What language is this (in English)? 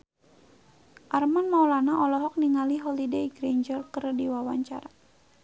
Sundanese